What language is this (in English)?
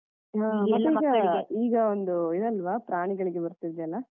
Kannada